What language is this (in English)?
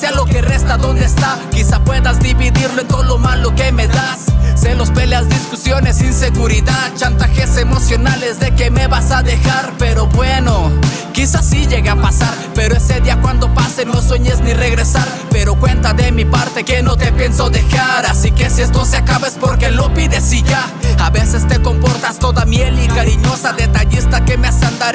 Spanish